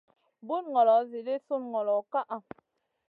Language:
Masana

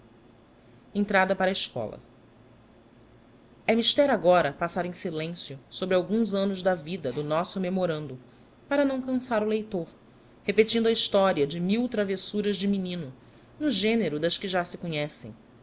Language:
Portuguese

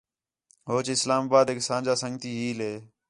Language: Khetrani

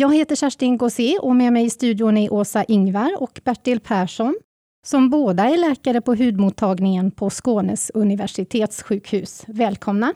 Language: Swedish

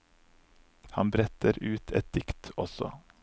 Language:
Norwegian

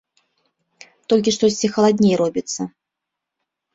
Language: Belarusian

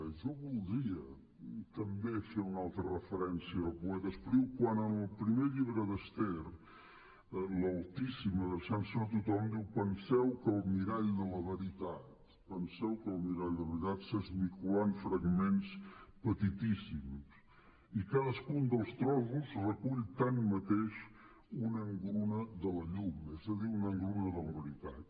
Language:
Catalan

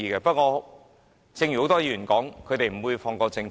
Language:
Cantonese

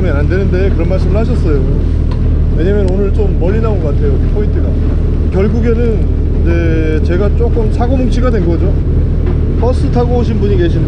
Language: Korean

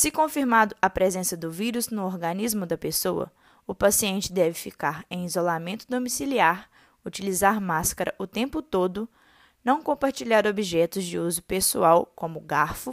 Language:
Portuguese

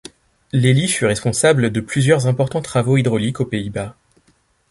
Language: French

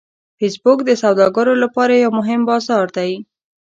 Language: Pashto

